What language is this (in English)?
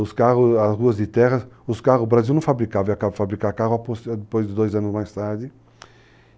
Portuguese